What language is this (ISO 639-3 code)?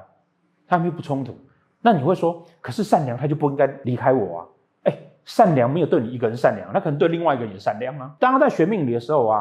zho